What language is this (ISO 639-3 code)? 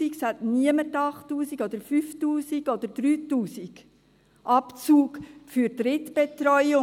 gsw